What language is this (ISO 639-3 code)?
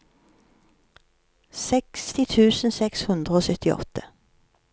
nor